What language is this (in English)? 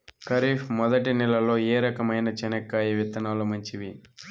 Telugu